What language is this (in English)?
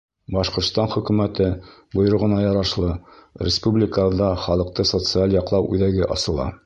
Bashkir